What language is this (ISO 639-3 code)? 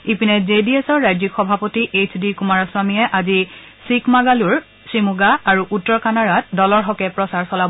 asm